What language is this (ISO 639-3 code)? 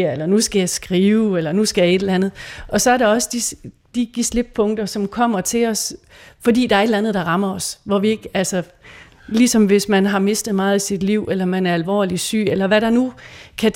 dan